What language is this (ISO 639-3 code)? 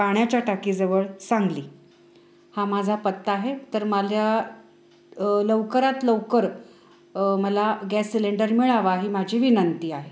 mar